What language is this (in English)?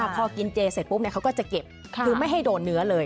Thai